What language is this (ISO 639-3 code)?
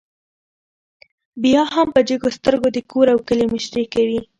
pus